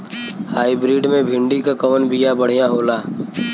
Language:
Bhojpuri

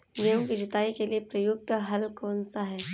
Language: Hindi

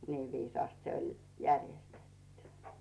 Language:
Finnish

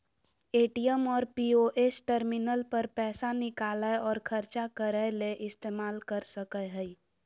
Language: Magahi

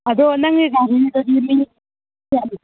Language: Manipuri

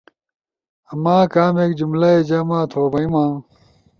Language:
Ushojo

